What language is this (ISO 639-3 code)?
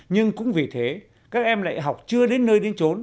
vie